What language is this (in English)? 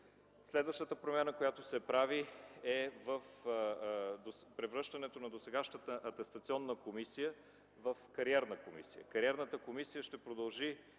Bulgarian